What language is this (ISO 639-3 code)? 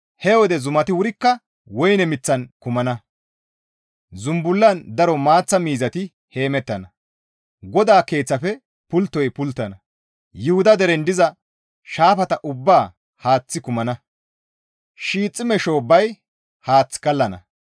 gmv